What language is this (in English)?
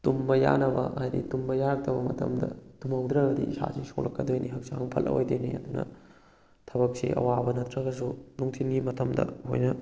Manipuri